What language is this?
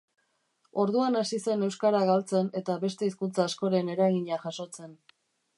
Basque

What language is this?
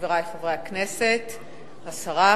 Hebrew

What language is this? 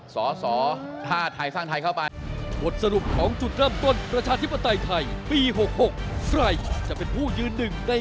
Thai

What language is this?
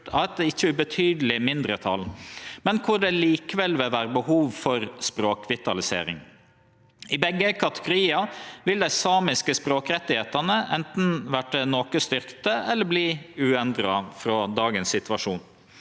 Norwegian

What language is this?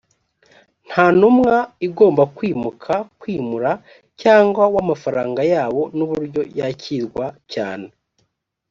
Kinyarwanda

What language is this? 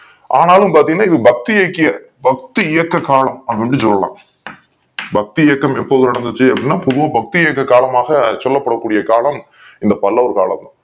Tamil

